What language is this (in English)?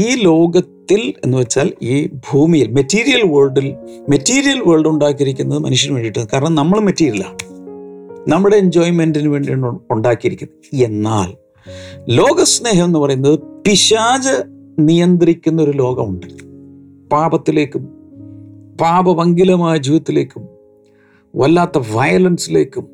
Malayalam